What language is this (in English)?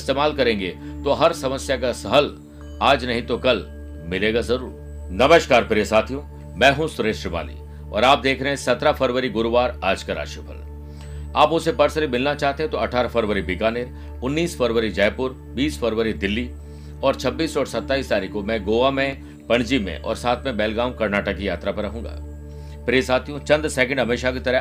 Hindi